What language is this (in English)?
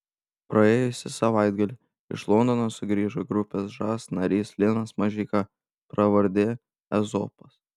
Lithuanian